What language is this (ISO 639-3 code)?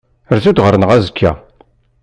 kab